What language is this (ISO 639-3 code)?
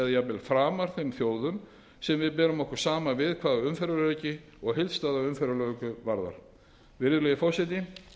isl